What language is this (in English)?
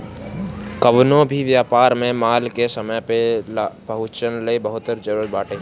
Bhojpuri